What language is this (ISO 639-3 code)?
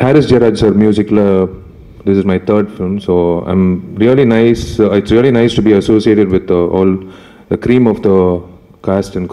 eng